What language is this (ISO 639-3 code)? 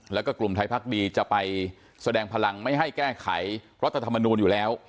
tha